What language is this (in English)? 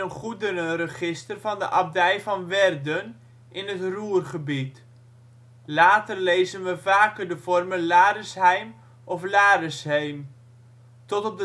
Dutch